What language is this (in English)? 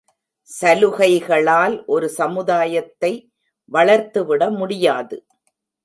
Tamil